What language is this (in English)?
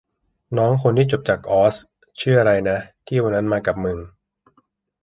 Thai